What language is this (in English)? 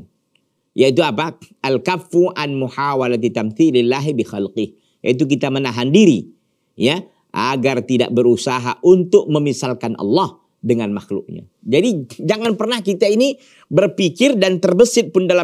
Indonesian